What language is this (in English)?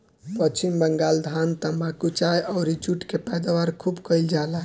Bhojpuri